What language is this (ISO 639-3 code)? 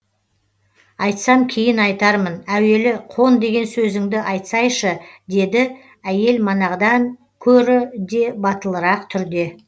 kaz